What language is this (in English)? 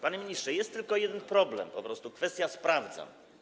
Polish